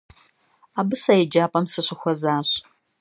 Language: Kabardian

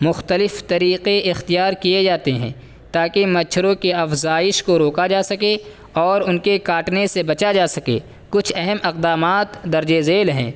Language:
Urdu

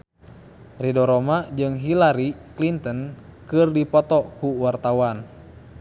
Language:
Sundanese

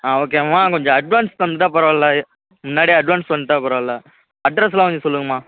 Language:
Tamil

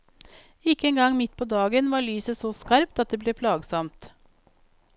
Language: Norwegian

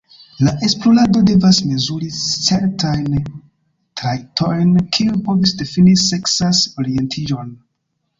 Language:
Esperanto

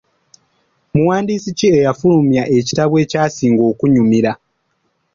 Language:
Ganda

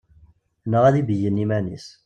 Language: Kabyle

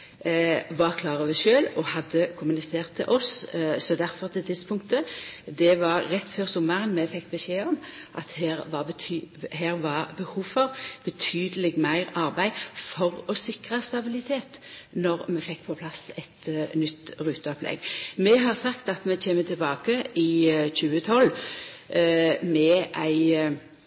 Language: Norwegian Nynorsk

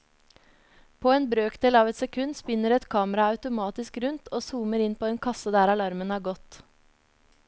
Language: Norwegian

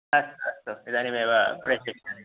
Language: Sanskrit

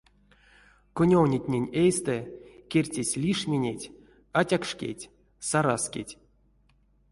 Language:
Erzya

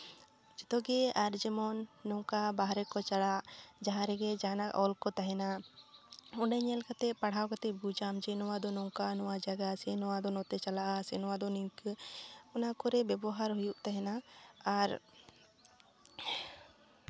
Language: Santali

